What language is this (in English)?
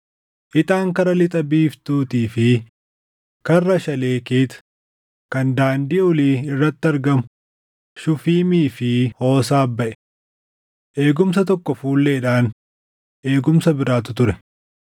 Oromo